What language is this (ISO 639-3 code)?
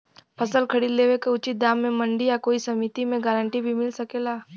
bho